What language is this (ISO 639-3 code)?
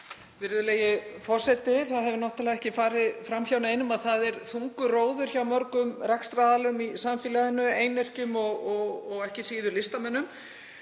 isl